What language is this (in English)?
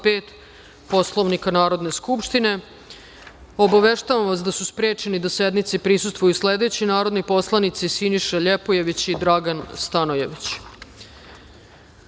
Serbian